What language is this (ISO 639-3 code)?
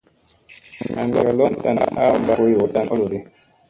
mse